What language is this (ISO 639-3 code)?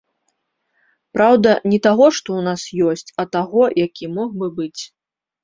bel